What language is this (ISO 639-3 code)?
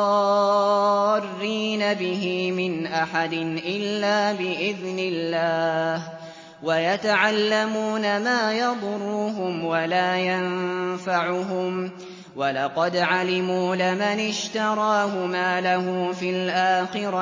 ara